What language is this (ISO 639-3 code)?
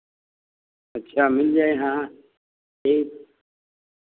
hin